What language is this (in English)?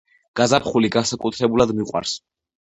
Georgian